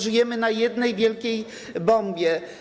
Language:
Polish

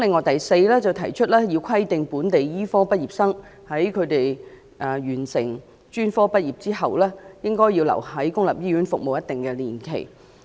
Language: Cantonese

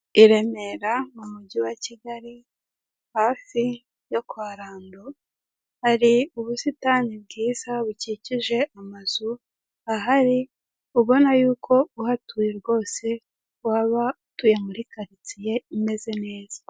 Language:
Kinyarwanda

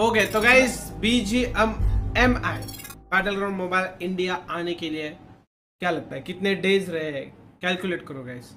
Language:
Hindi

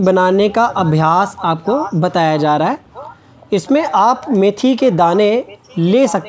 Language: Hindi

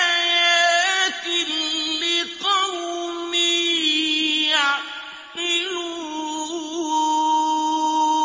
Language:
Arabic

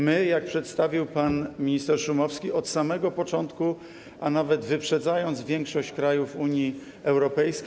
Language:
Polish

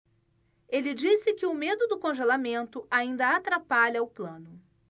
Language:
Portuguese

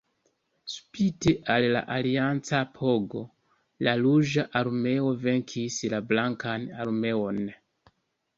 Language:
Esperanto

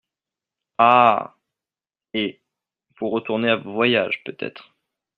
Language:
French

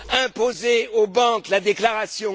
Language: French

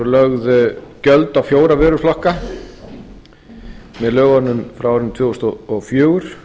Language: Icelandic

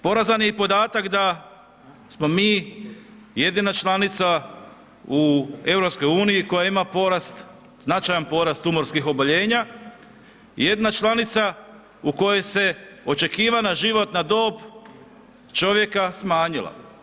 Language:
Croatian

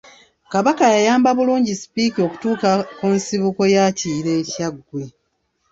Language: Ganda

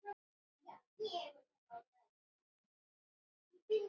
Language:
Icelandic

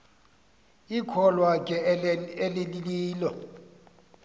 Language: Xhosa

